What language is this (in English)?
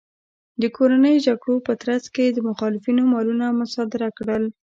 Pashto